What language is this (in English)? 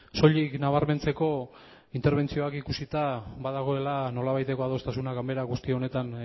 Basque